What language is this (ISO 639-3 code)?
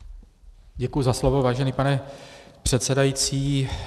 ces